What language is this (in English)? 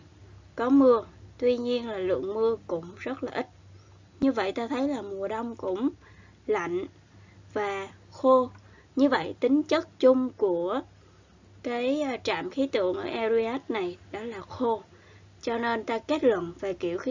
Vietnamese